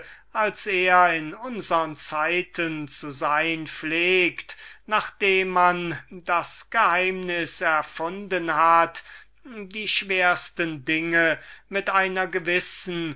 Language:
German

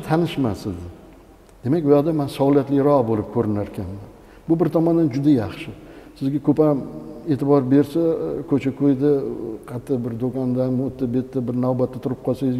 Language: Turkish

